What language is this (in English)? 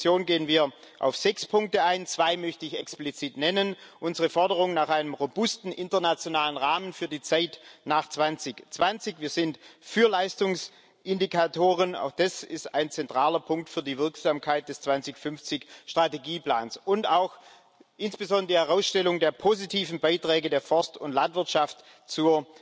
German